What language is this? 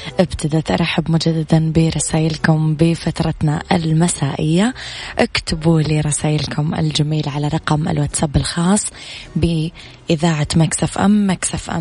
Arabic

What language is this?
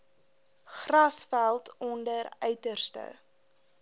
Afrikaans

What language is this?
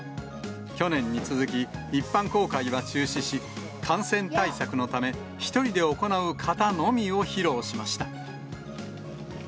Japanese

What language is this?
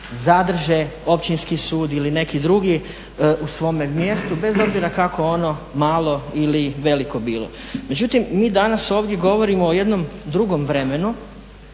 Croatian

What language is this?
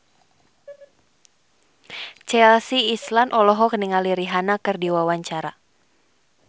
Sundanese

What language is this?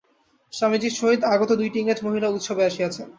Bangla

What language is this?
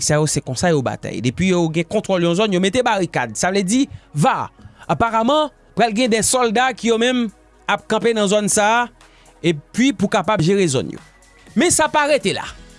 French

